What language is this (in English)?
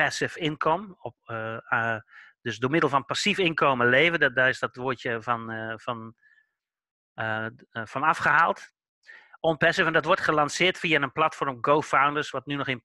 Dutch